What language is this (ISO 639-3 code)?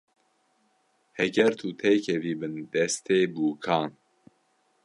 kur